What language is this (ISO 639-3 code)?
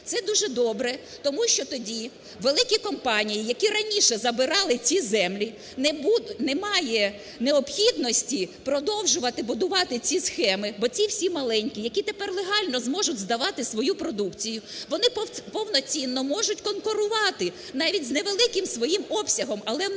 ukr